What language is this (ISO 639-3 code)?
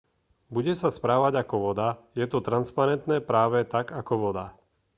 slk